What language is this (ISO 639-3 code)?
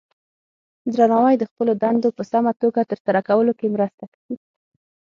pus